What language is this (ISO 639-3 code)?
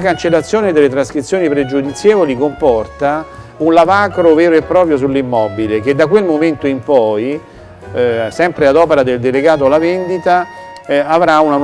ita